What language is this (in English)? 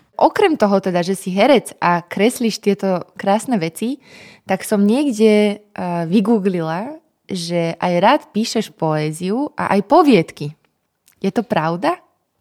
Slovak